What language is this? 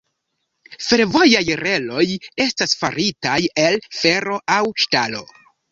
Esperanto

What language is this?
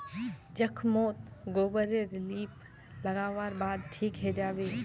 Magahi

